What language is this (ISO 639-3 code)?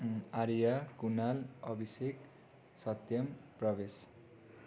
nep